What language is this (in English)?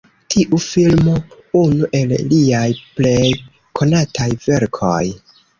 Esperanto